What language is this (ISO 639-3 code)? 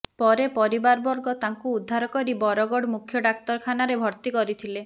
ori